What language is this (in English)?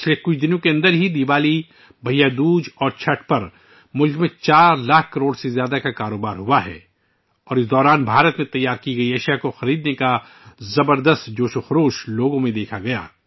Urdu